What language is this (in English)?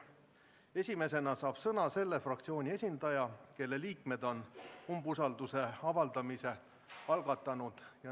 Estonian